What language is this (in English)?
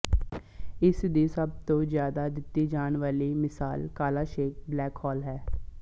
Punjabi